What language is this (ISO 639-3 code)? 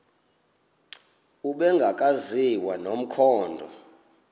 xho